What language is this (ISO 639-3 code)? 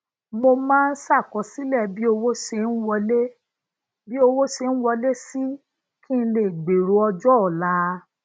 yor